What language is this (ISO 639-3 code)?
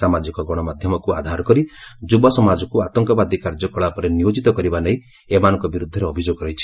ori